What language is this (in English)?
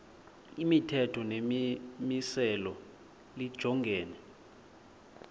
Xhosa